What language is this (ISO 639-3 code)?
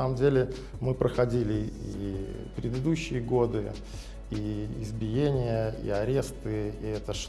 rus